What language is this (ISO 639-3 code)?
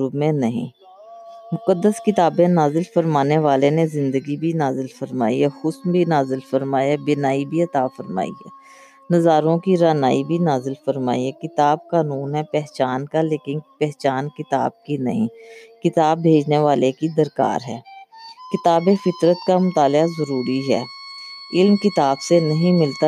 urd